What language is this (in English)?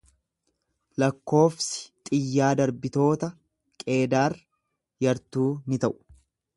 Oromo